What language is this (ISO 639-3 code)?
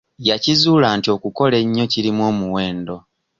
lug